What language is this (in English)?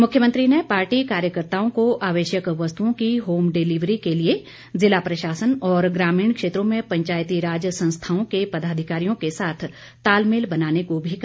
Hindi